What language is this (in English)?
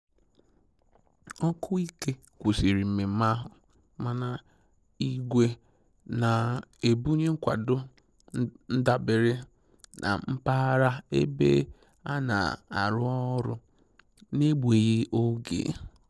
Igbo